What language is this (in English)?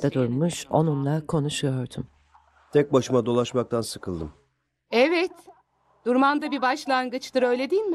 Turkish